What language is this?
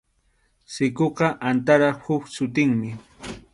Arequipa-La Unión Quechua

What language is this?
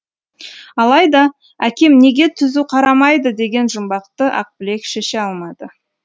Kazakh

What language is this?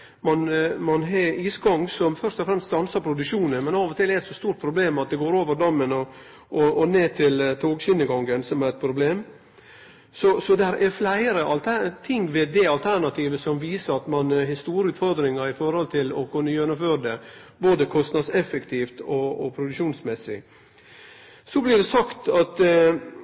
Norwegian Nynorsk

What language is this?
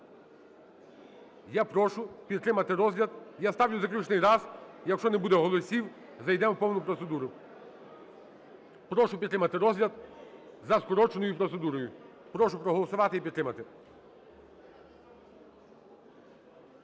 Ukrainian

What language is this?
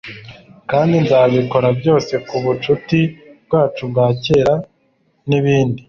Kinyarwanda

